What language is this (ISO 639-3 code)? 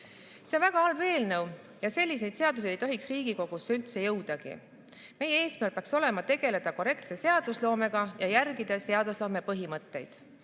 est